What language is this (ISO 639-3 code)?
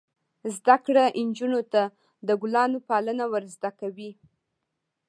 pus